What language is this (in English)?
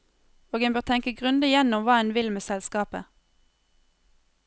Norwegian